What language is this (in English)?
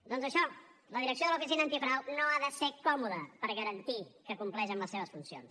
Catalan